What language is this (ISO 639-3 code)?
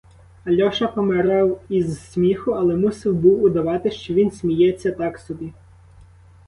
ukr